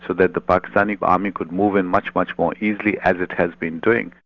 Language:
English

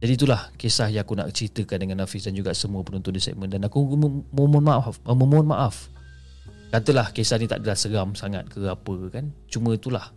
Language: Malay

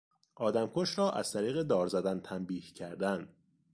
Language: Persian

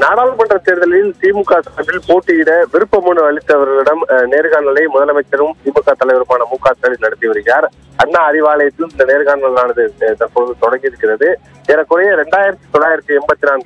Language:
Arabic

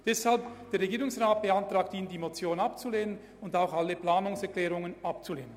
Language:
Swiss German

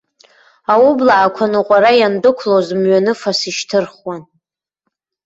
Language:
Abkhazian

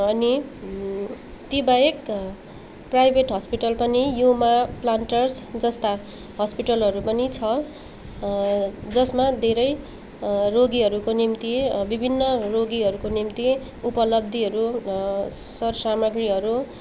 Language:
Nepali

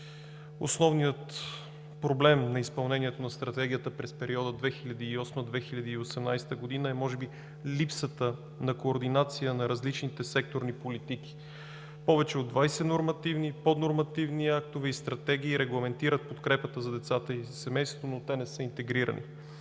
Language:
Bulgarian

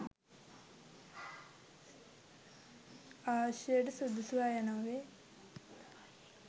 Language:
Sinhala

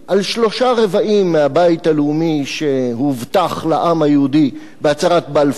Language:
Hebrew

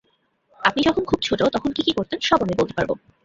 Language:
Bangla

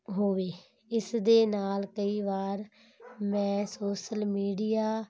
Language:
Punjabi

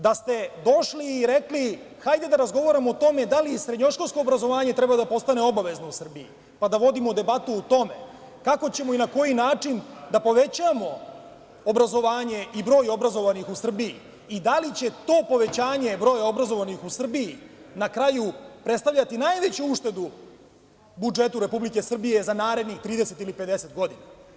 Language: Serbian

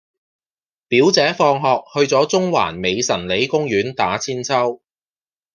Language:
Cantonese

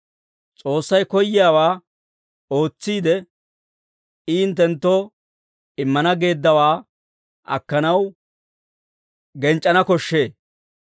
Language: Dawro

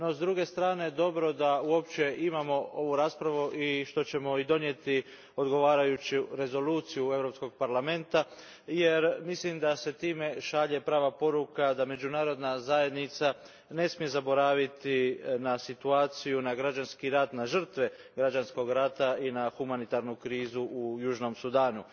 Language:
Croatian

